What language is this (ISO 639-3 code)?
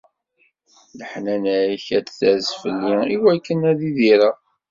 kab